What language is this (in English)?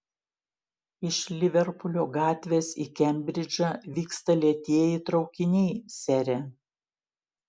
Lithuanian